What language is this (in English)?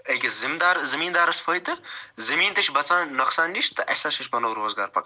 Kashmiri